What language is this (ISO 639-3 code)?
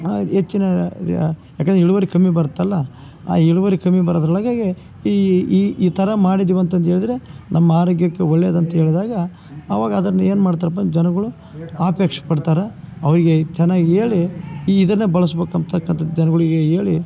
kan